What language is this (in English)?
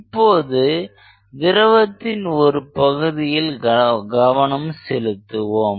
Tamil